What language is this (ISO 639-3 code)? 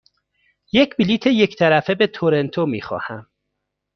fas